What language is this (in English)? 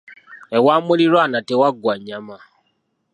Ganda